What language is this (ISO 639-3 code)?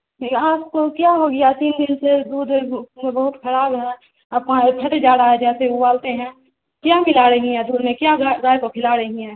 urd